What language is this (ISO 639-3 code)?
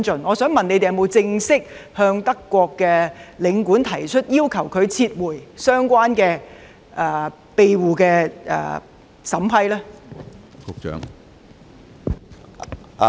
yue